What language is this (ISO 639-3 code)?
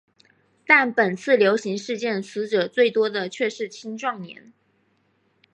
zho